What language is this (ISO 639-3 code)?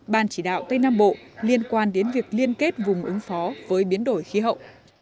vie